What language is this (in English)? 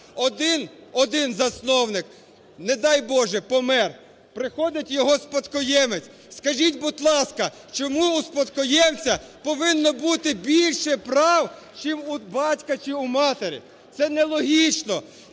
Ukrainian